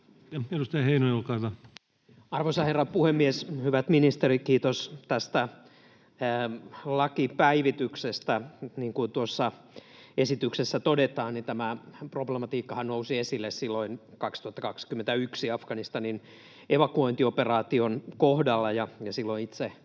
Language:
Finnish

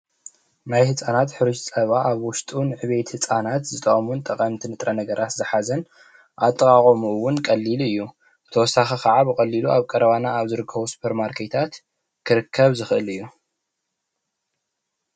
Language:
Tigrinya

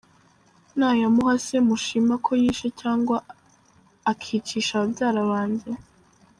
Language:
Kinyarwanda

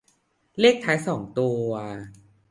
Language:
Thai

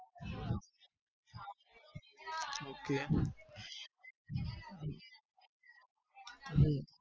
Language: Gujarati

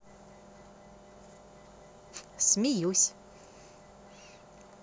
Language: Russian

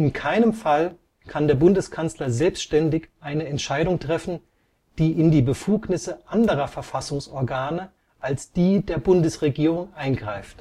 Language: German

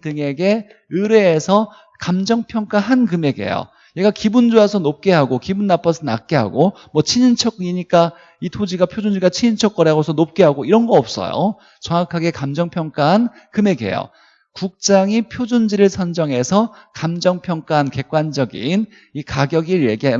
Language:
Korean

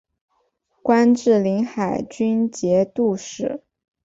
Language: Chinese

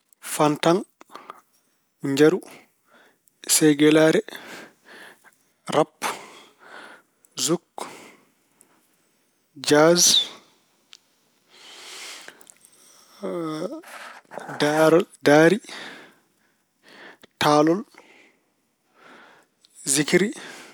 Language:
Fula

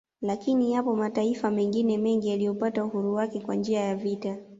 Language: Swahili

